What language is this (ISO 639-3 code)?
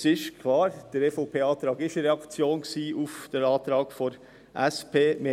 gsw